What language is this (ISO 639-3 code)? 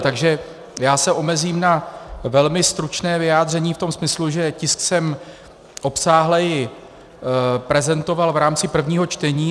ces